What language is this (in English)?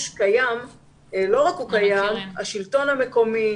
Hebrew